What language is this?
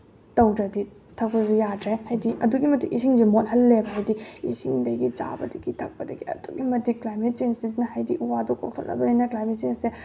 Manipuri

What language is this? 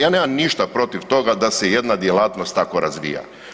Croatian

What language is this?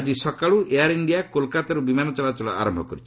Odia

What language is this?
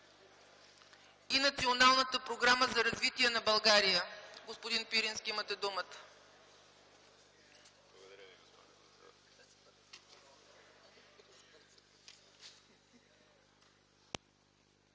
Bulgarian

